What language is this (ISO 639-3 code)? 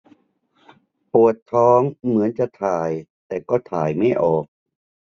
tha